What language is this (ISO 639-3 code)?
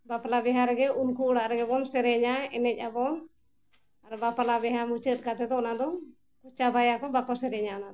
sat